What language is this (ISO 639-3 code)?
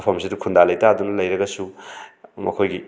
mni